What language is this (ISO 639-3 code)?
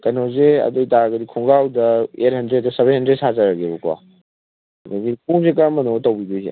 mni